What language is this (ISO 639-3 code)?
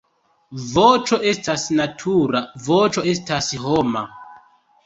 epo